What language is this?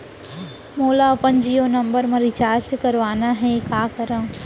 Chhattisgarhi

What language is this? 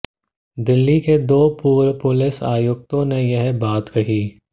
Hindi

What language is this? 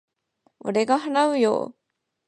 Japanese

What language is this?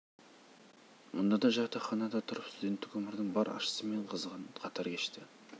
Kazakh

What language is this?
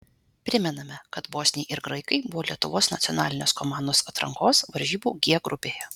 Lithuanian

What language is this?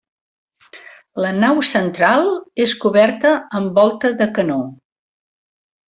Catalan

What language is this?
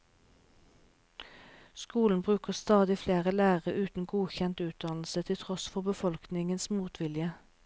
Norwegian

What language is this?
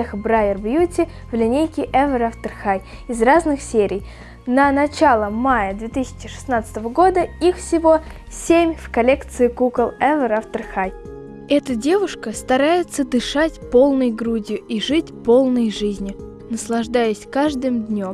Russian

